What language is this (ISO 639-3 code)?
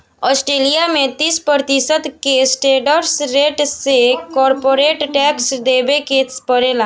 bho